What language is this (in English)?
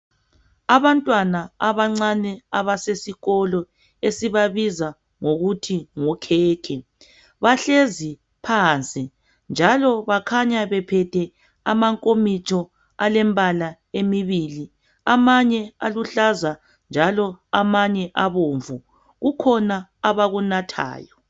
North Ndebele